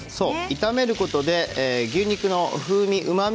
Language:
Japanese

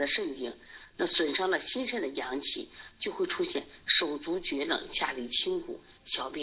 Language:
Chinese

